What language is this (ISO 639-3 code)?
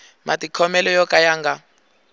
tso